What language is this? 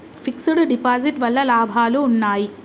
Telugu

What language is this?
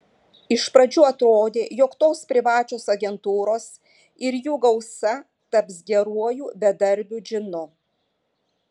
Lithuanian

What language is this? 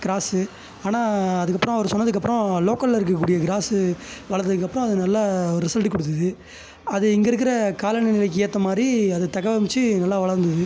Tamil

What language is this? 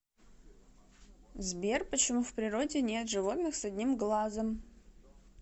Russian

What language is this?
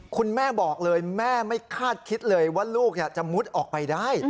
Thai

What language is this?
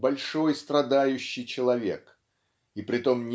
Russian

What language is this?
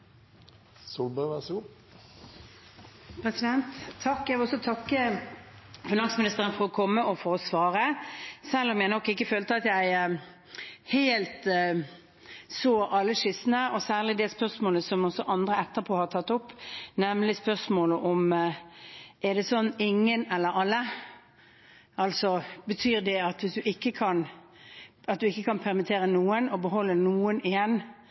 Norwegian Bokmål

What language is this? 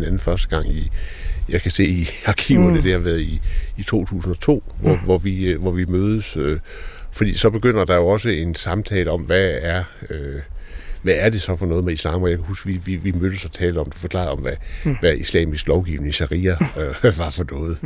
Danish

